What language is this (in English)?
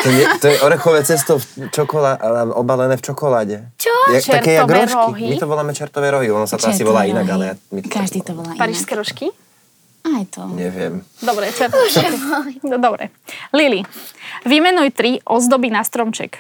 Slovak